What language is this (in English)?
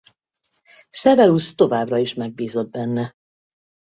Hungarian